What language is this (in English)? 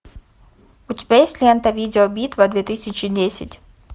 Russian